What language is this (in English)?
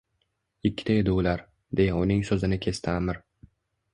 Uzbek